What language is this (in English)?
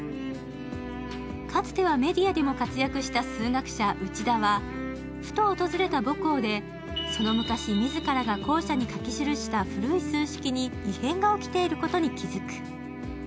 Japanese